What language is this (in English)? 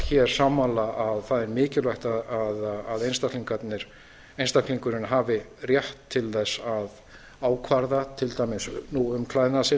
Icelandic